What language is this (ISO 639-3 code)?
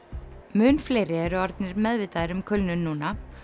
isl